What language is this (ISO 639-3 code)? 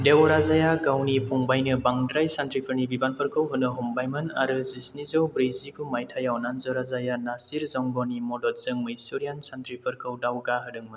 brx